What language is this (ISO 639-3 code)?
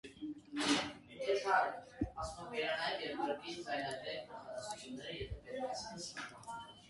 hye